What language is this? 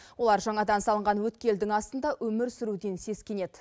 Kazakh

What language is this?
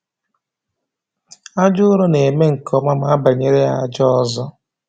Igbo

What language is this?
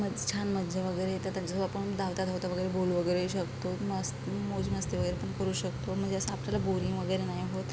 Marathi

